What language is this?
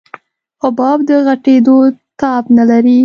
Pashto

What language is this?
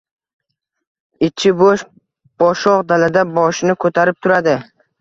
Uzbek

